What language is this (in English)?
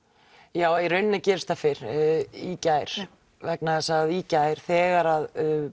Icelandic